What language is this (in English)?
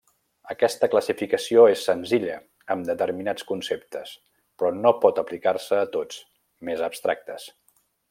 Catalan